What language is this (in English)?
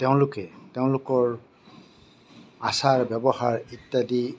Assamese